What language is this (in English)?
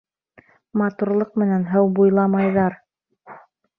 Bashkir